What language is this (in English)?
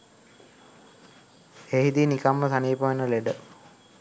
Sinhala